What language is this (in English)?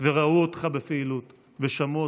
Hebrew